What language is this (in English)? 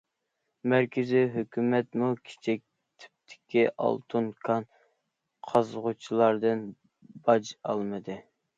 Uyghur